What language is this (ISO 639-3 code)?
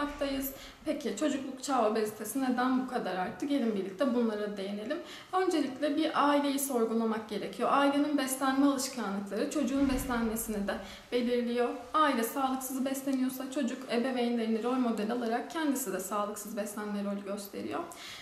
tur